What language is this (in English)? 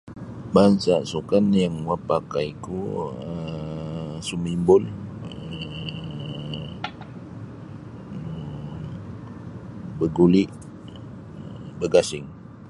Sabah Bisaya